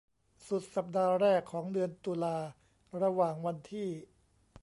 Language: Thai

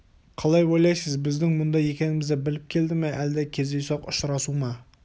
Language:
Kazakh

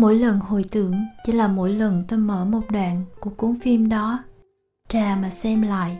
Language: Vietnamese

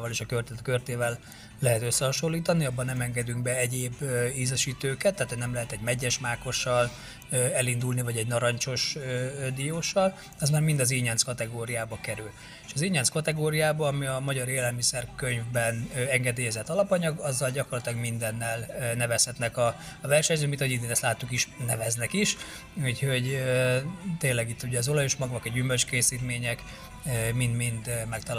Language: Hungarian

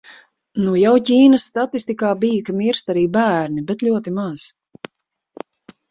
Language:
Latvian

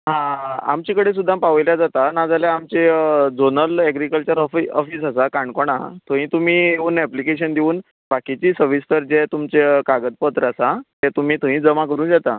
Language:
Konkani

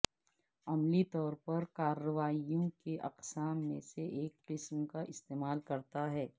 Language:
Urdu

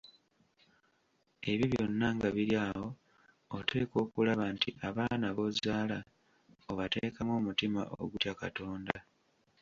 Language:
Ganda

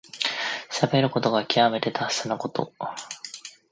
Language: Japanese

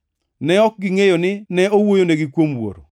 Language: Luo (Kenya and Tanzania)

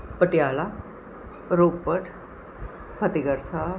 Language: Punjabi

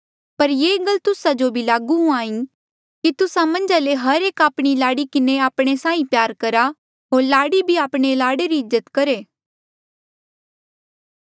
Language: Mandeali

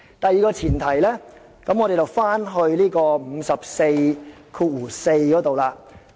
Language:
Cantonese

